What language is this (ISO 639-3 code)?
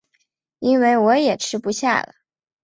zho